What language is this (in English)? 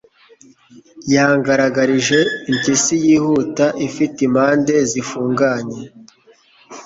Kinyarwanda